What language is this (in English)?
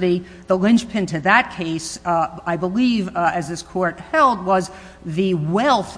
English